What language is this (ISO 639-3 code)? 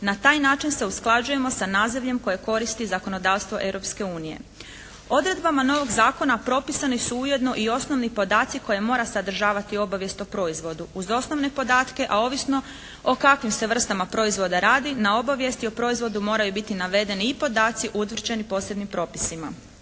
hrv